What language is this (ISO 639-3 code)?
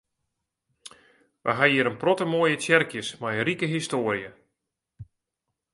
fry